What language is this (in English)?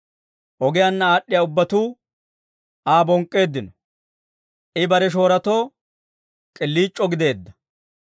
Dawro